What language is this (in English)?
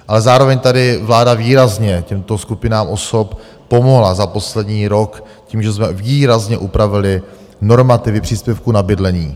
Czech